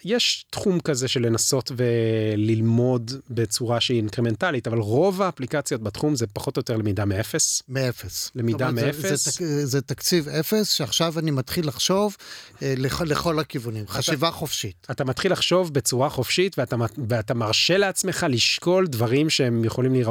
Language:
Hebrew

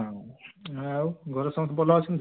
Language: Odia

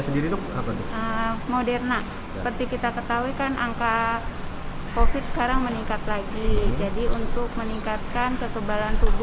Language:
Indonesian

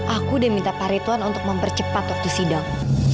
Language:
Indonesian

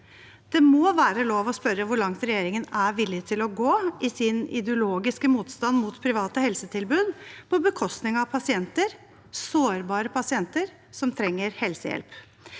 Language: Norwegian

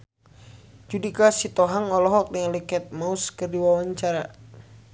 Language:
Sundanese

